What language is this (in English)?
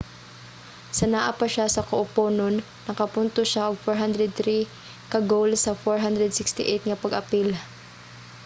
Cebuano